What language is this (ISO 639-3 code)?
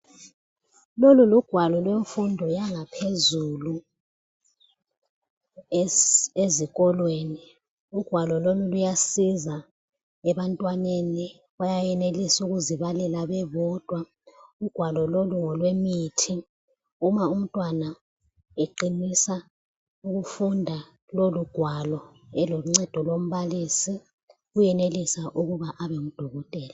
nde